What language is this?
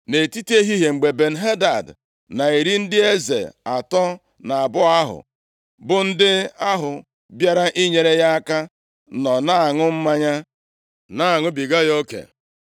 Igbo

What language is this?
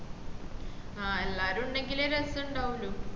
Malayalam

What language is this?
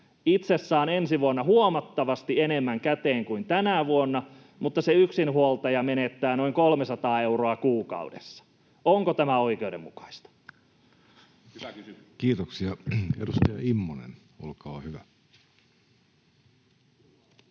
Finnish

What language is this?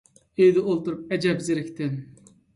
Uyghur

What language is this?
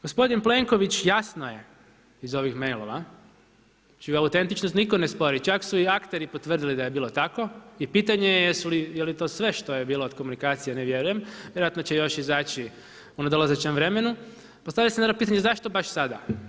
Croatian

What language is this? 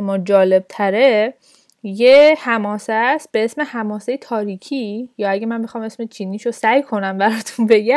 Persian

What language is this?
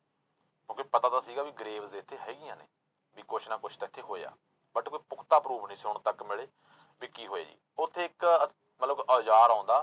Punjabi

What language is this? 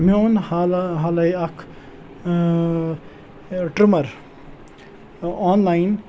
Kashmiri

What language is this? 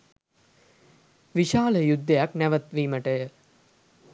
Sinhala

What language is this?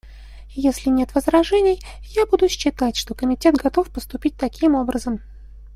Russian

